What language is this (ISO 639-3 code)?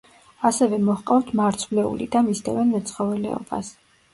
kat